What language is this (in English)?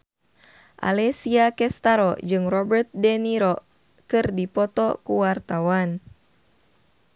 Sundanese